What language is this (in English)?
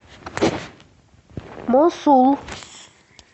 Russian